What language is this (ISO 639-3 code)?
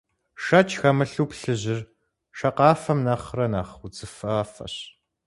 kbd